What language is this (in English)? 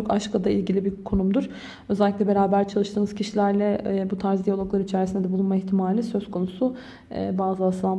Turkish